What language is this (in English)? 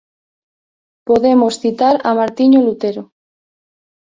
Galician